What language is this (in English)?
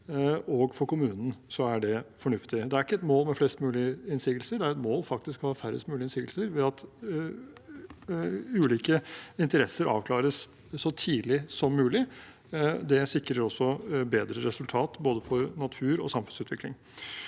Norwegian